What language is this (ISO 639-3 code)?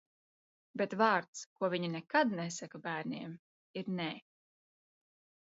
lav